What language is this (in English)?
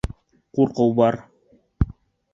Bashkir